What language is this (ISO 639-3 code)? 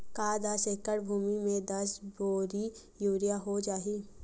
hne